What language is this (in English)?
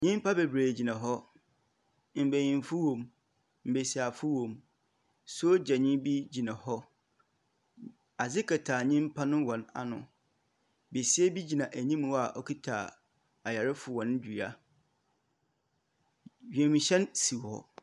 Akan